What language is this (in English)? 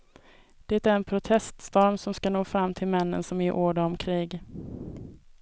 Swedish